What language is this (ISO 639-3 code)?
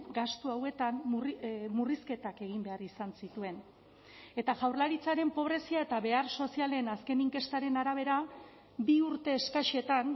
eus